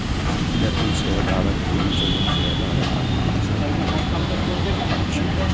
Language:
Maithili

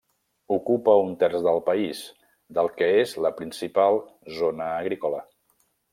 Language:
Catalan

